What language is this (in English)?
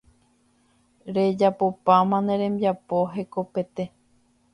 Guarani